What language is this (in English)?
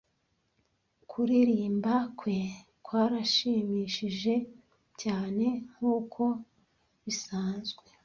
Kinyarwanda